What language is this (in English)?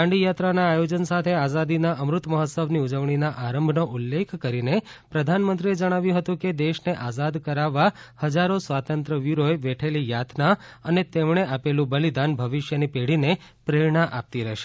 Gujarati